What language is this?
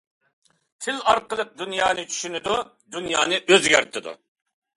Uyghur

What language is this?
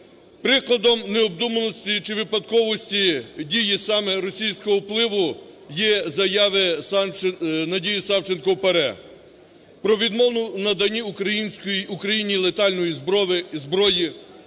Ukrainian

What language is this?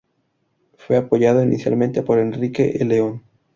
Spanish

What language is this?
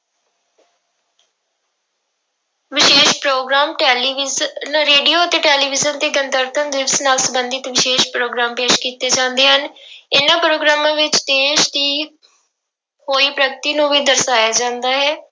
Punjabi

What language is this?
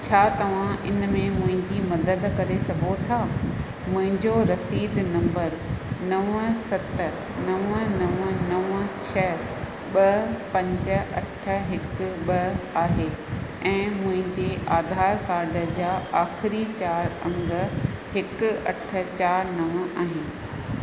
Sindhi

